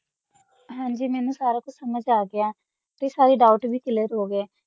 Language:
Punjabi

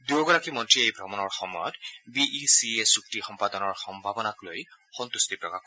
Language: Assamese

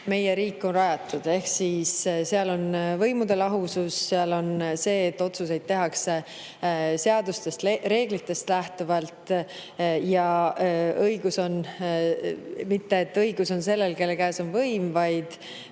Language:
Estonian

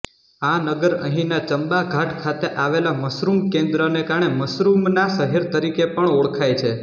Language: Gujarati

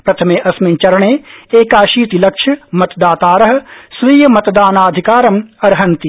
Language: Sanskrit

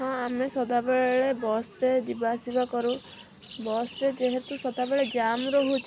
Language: Odia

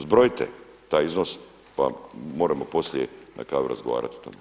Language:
Croatian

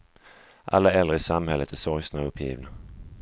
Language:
Swedish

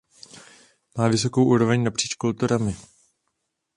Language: Czech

